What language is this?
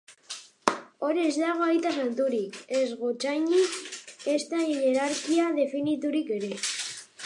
Basque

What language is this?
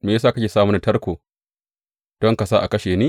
Hausa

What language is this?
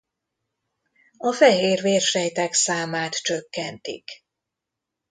Hungarian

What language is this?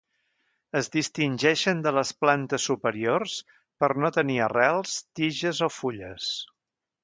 Catalan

